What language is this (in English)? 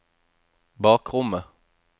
Norwegian